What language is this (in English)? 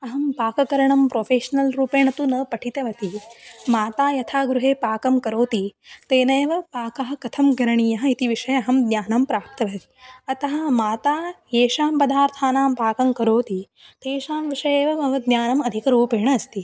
Sanskrit